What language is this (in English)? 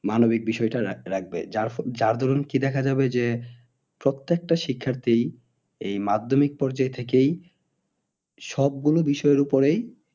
Bangla